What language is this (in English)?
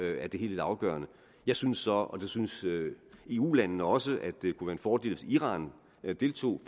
Danish